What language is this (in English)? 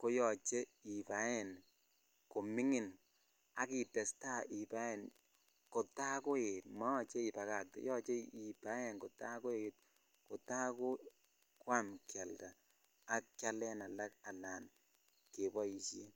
Kalenjin